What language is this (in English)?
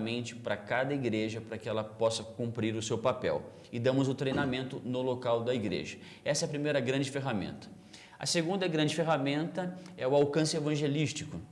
Portuguese